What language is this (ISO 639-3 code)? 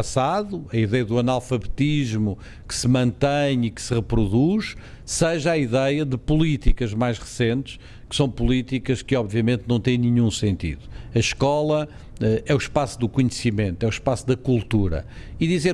por